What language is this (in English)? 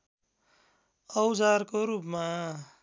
Nepali